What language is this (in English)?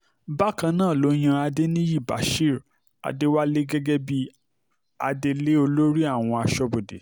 Yoruba